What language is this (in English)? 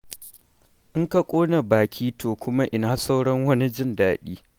Hausa